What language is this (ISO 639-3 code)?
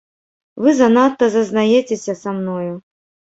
bel